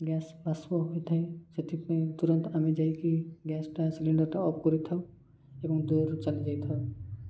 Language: Odia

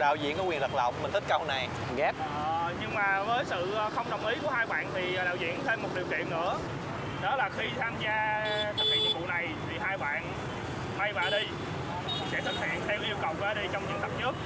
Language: Vietnamese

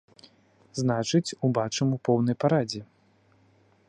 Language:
Belarusian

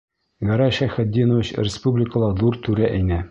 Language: Bashkir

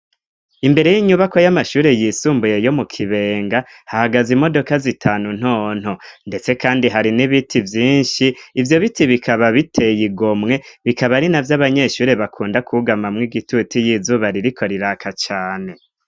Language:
Rundi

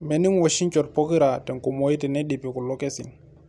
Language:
Masai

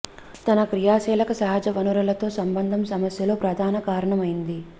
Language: Telugu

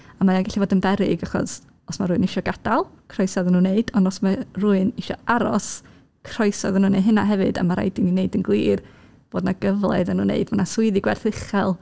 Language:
Welsh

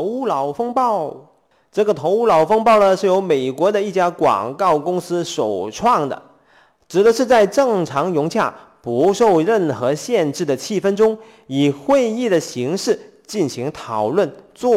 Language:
Chinese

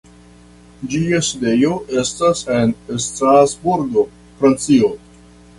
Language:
Esperanto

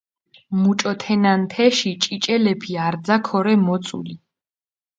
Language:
Mingrelian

